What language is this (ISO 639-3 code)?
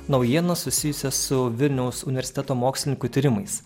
lit